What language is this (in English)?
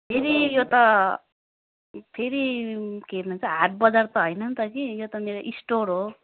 Nepali